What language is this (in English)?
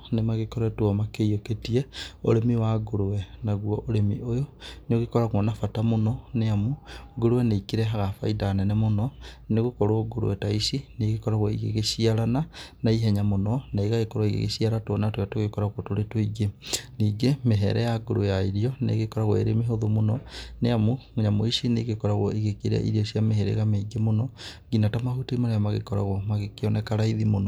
Kikuyu